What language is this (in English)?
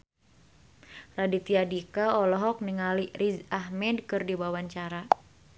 Sundanese